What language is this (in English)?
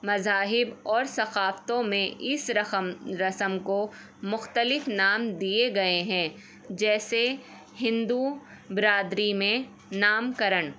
Urdu